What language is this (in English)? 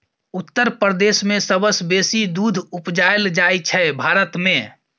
Maithili